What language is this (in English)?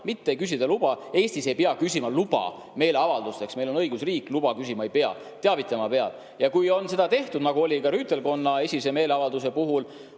Estonian